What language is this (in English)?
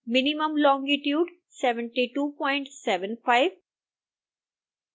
Hindi